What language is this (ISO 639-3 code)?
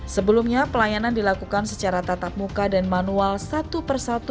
ind